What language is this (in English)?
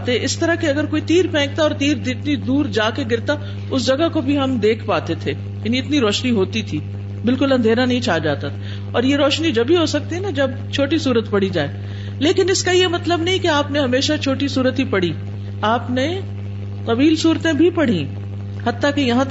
Urdu